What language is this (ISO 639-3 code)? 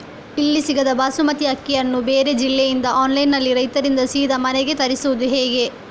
kan